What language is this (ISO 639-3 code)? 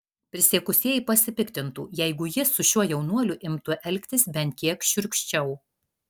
lit